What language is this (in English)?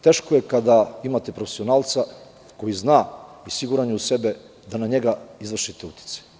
Serbian